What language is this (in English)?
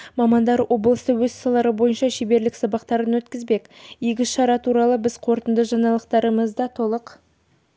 Kazakh